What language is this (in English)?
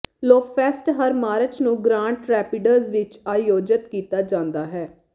Punjabi